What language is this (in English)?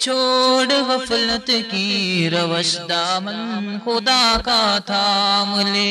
Urdu